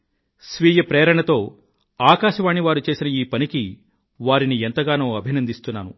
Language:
Telugu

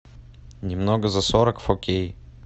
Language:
Russian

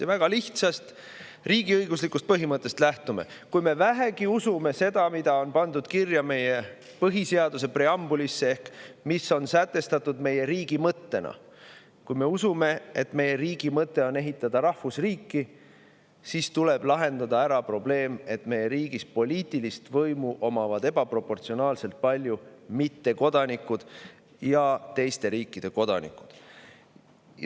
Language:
Estonian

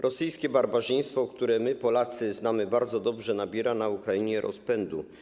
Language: Polish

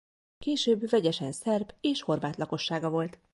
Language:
Hungarian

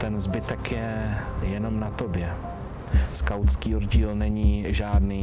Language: Czech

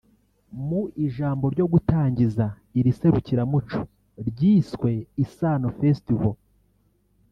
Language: Kinyarwanda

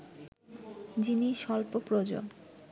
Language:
Bangla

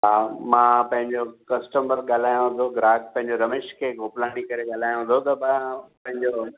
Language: Sindhi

